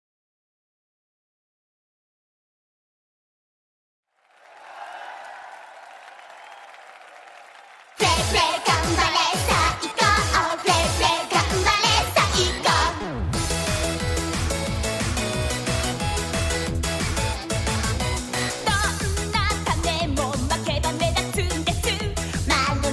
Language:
Japanese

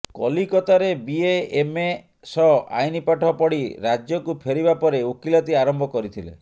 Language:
Odia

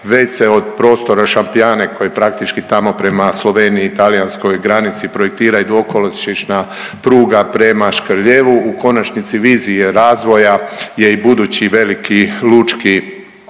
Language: Croatian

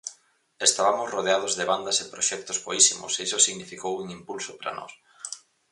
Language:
Galician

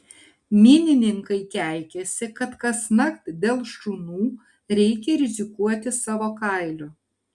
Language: Lithuanian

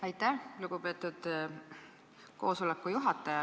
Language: Estonian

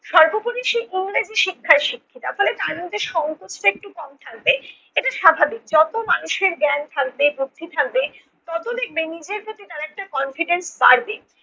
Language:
Bangla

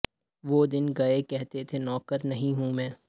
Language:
Urdu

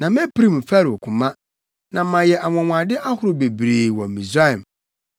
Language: Akan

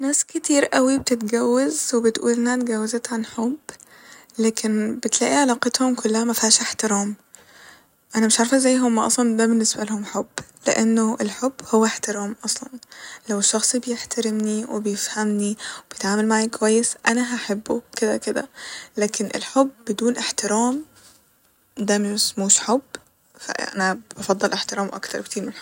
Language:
Egyptian Arabic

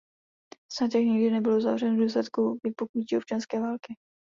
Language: Czech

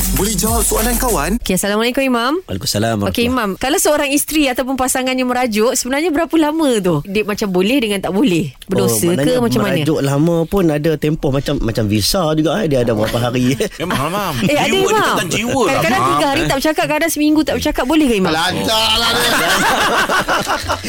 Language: Malay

